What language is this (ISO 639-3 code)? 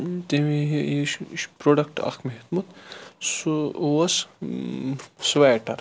kas